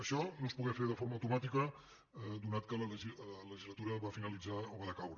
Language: Catalan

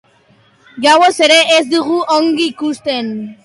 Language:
Basque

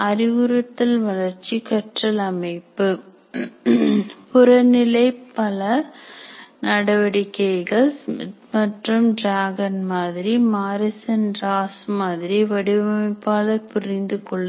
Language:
Tamil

